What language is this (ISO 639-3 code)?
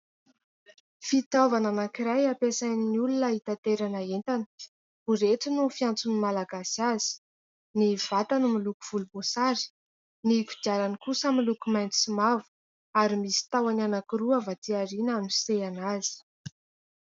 mlg